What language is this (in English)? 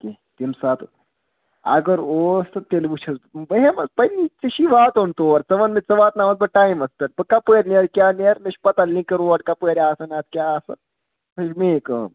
Kashmiri